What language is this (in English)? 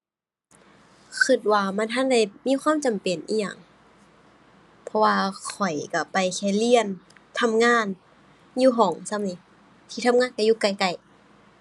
Thai